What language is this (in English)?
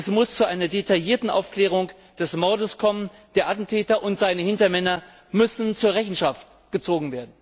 German